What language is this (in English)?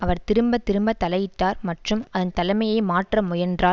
Tamil